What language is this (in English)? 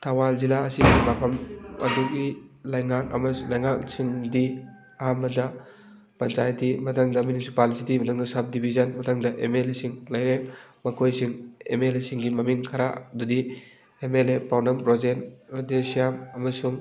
Manipuri